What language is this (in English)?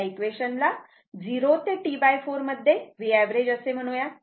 Marathi